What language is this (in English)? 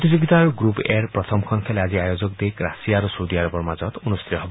Assamese